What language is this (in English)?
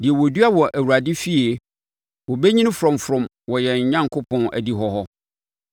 Akan